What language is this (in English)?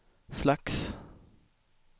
Swedish